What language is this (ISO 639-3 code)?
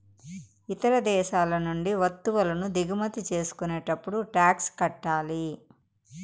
tel